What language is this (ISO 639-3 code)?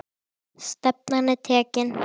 isl